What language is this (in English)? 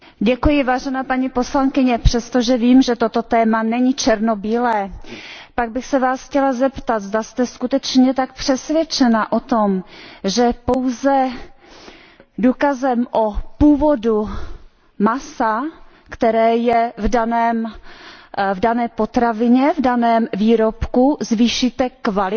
Czech